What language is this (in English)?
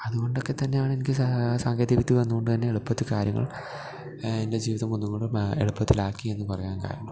Malayalam